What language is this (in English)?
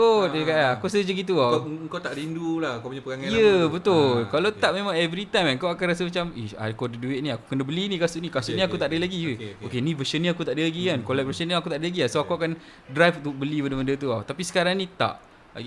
Malay